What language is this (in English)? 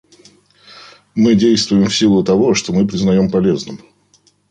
Russian